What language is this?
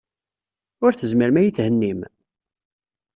Kabyle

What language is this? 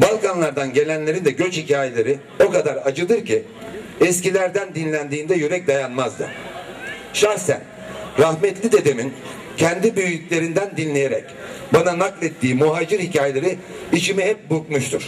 Turkish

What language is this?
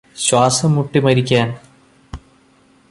Malayalam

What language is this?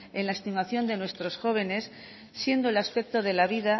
Spanish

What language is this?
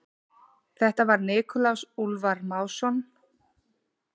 Icelandic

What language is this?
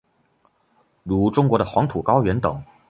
Chinese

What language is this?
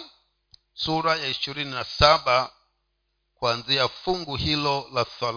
Swahili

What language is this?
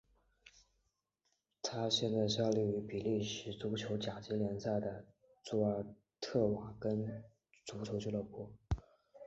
Chinese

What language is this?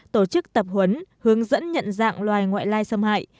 Vietnamese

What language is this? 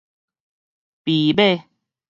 Min Nan Chinese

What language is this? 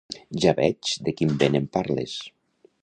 Catalan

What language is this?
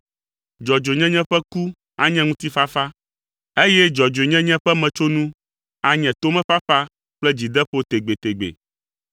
Ewe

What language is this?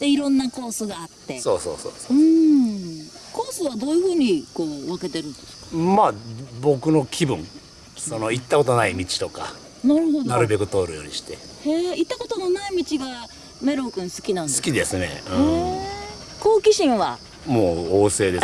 Japanese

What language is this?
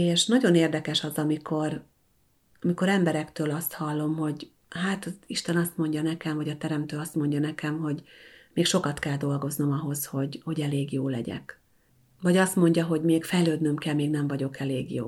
Hungarian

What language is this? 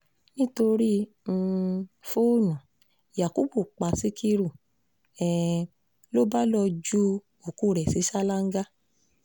Yoruba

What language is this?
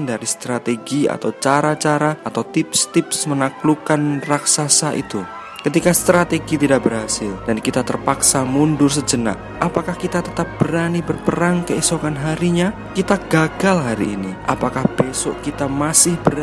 Indonesian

